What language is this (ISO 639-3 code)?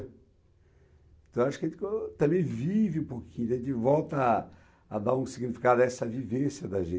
por